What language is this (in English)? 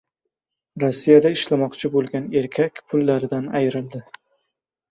Uzbek